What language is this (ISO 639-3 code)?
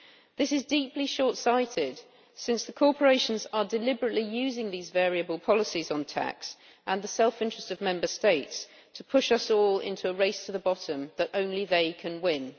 eng